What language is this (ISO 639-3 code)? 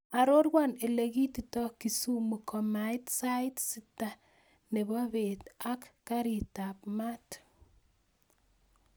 kln